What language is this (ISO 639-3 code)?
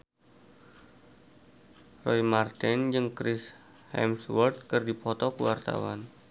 sun